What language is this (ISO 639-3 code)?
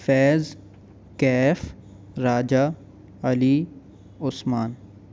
urd